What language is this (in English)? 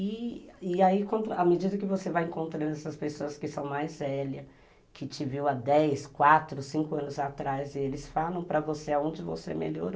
Portuguese